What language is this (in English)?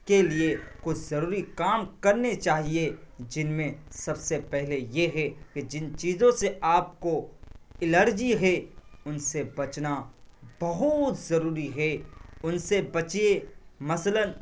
Urdu